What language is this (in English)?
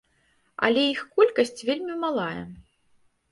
Belarusian